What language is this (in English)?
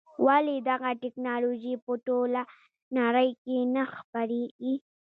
Pashto